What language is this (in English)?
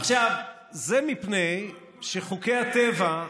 Hebrew